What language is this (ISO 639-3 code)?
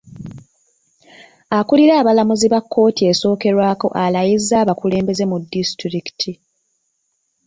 lug